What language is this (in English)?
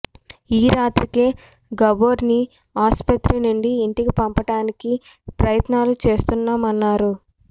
Telugu